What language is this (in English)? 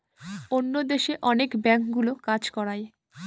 Bangla